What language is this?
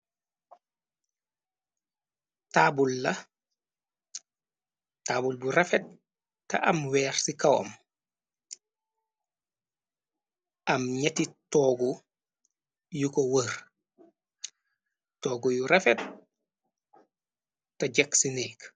Wolof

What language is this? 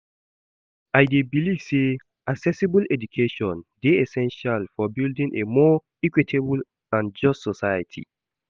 Nigerian Pidgin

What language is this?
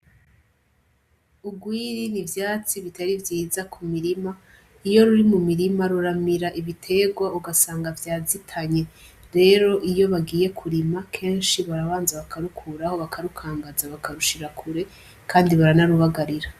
Rundi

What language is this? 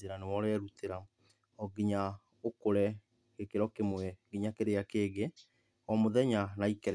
Kikuyu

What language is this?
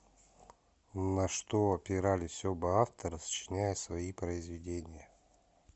Russian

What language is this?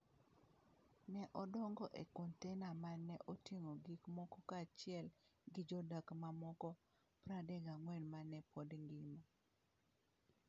Luo (Kenya and Tanzania)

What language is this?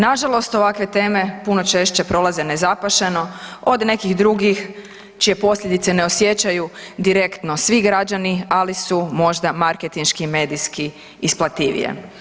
Croatian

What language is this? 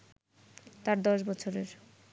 Bangla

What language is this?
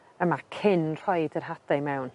Welsh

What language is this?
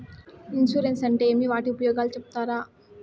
Telugu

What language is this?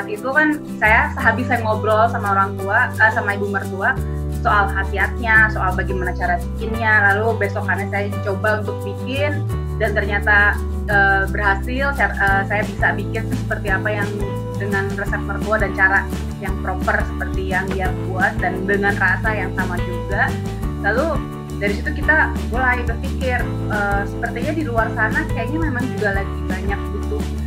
Indonesian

